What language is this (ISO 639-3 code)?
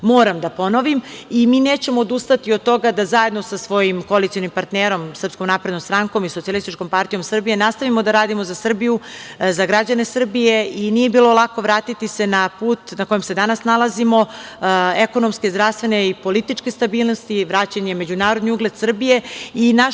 srp